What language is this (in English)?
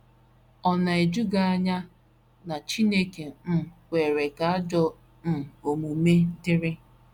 Igbo